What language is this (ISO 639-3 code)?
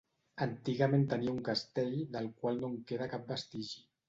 cat